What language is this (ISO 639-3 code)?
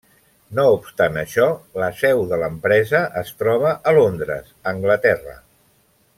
cat